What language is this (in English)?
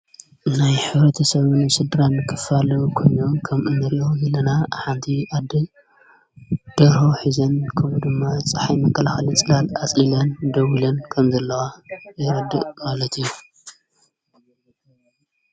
Tigrinya